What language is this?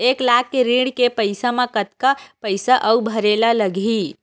Chhattisgarhi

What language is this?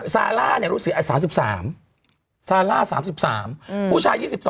Thai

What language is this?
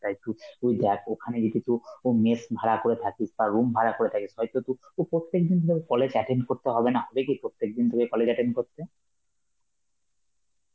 Bangla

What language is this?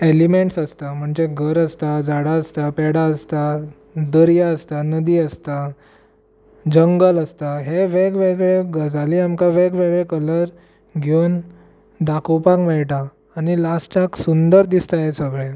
Konkani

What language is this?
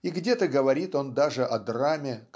Russian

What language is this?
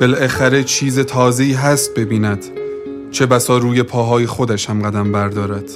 Persian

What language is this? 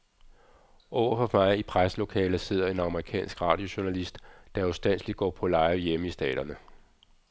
Danish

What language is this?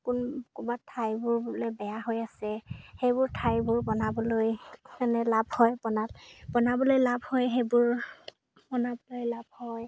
Assamese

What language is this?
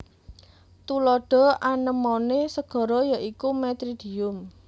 Javanese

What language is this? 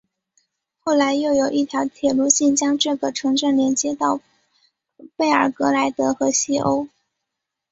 Chinese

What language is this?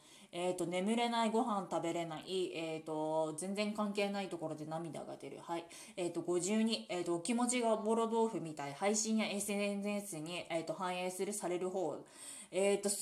Japanese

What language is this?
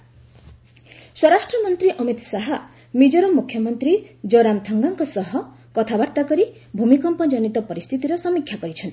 Odia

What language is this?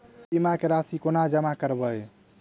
Maithili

